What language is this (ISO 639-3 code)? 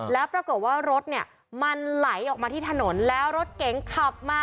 tha